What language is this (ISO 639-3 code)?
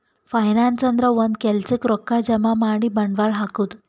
kan